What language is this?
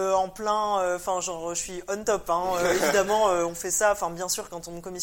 French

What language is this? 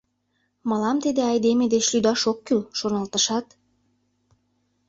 Mari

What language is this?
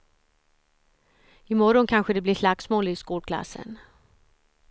Swedish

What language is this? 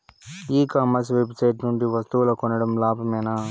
Telugu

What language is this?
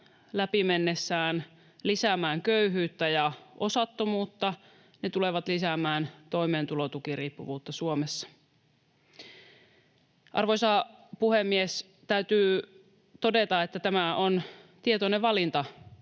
Finnish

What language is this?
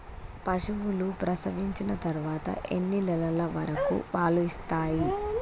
Telugu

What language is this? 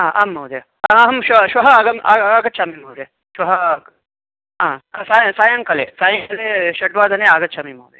Sanskrit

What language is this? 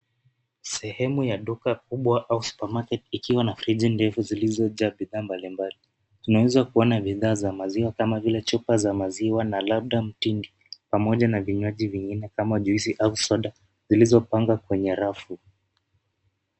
Swahili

